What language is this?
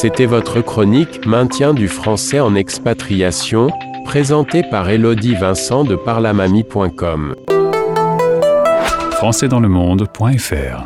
French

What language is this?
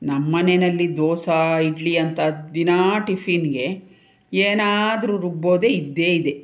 Kannada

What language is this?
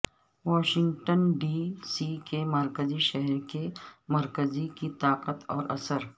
Urdu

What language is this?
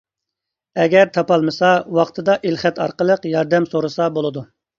Uyghur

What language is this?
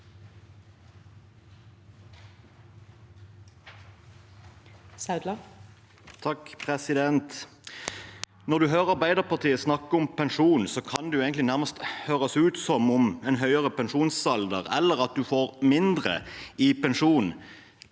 Norwegian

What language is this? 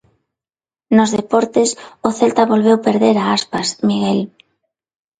Galician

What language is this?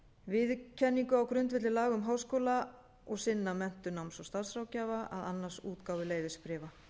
Icelandic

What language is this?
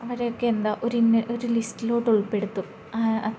Malayalam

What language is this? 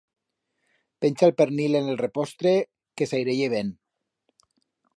Aragonese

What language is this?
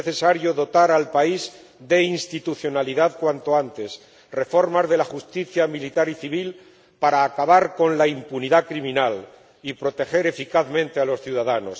Spanish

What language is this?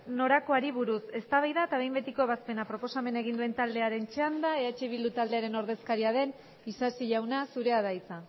Basque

